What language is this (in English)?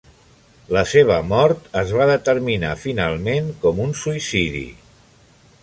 Catalan